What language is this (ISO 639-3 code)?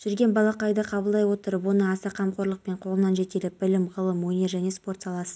kaz